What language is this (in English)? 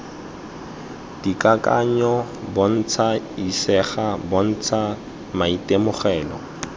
Tswana